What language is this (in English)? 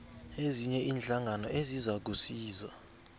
South Ndebele